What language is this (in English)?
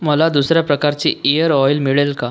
Marathi